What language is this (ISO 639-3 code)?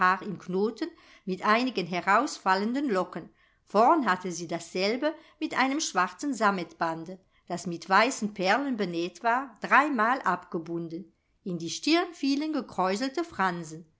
deu